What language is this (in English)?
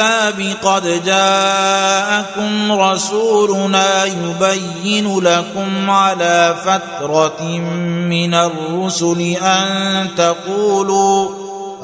Arabic